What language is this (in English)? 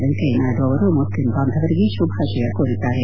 Kannada